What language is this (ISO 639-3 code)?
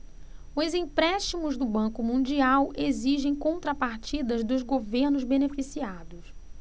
por